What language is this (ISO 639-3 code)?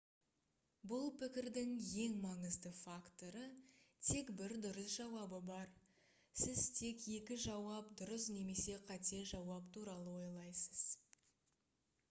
kaz